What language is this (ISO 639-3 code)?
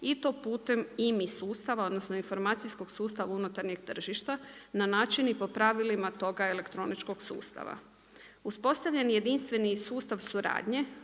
hrv